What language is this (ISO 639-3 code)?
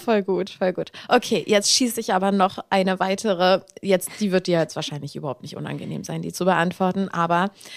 deu